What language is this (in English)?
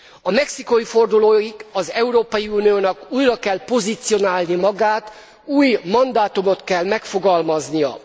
Hungarian